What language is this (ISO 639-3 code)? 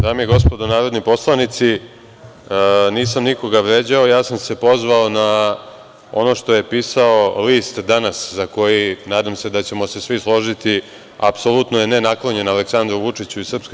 srp